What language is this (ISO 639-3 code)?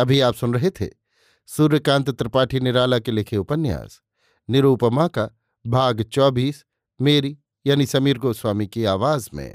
hin